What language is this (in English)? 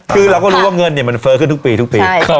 Thai